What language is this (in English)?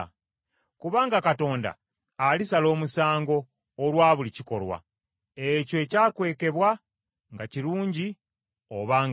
Ganda